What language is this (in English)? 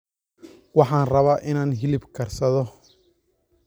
Somali